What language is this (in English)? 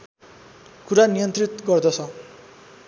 Nepali